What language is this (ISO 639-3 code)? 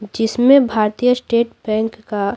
hin